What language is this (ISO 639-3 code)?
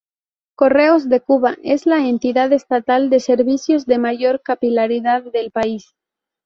spa